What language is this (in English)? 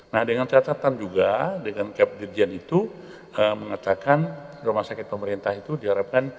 Indonesian